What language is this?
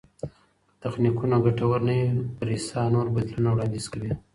Pashto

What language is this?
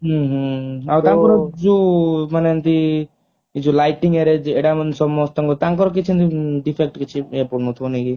Odia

